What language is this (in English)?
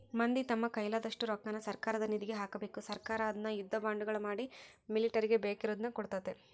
Kannada